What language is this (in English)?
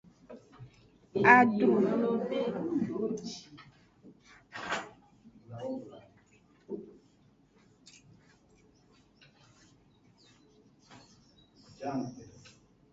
Aja (Benin)